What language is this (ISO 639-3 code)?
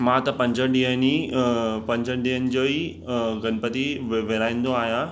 snd